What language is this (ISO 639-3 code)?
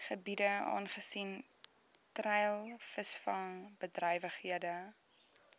afr